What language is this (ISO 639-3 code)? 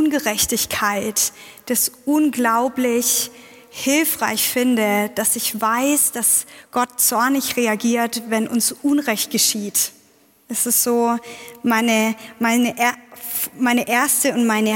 deu